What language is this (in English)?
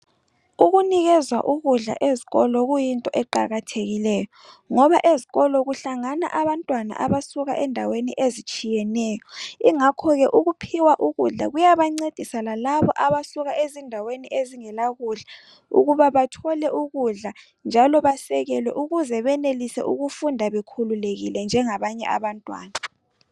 North Ndebele